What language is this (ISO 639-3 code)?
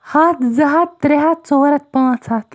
kas